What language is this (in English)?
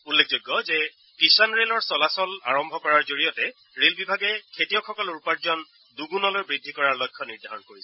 Assamese